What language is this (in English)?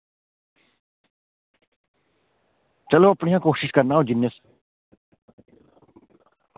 Dogri